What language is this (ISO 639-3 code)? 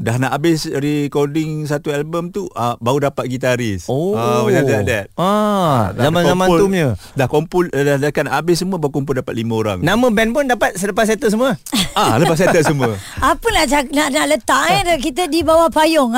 msa